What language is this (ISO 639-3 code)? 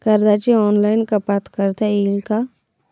mar